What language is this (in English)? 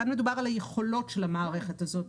Hebrew